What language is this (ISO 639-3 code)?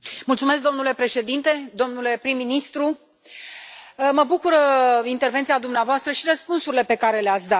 ron